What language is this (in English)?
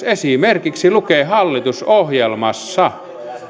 Finnish